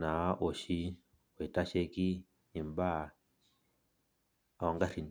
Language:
Masai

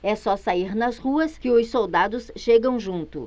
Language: Portuguese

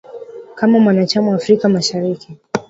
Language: Swahili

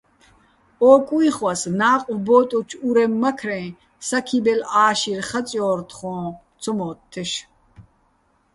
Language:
Bats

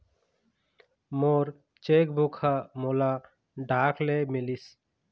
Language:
Chhattisgarhi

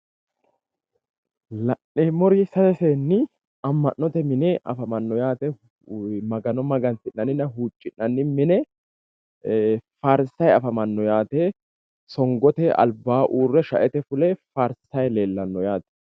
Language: Sidamo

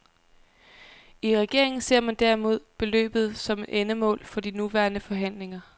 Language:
Danish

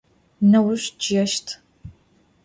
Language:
Adyghe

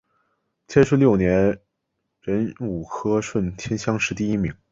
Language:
Chinese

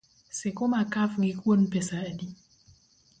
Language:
Luo (Kenya and Tanzania)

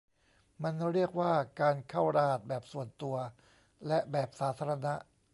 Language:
Thai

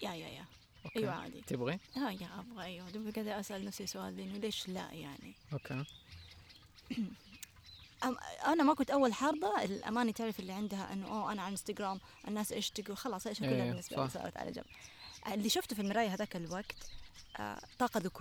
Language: Arabic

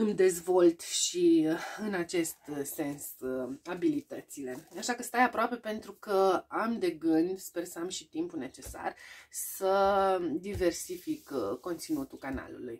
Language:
Romanian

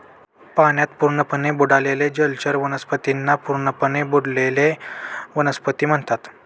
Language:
Marathi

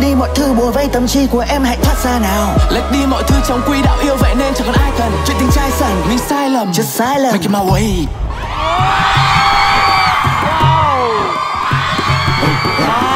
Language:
Vietnamese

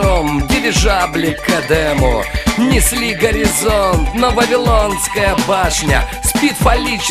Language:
Russian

